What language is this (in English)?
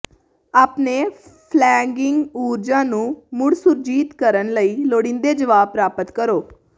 Punjabi